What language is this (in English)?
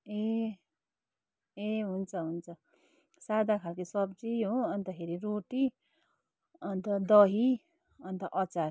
Nepali